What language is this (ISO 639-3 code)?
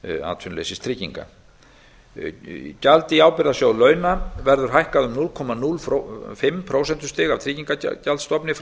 isl